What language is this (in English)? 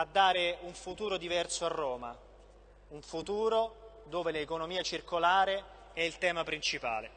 Italian